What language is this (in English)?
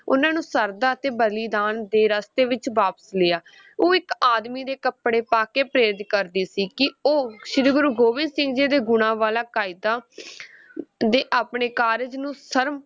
Punjabi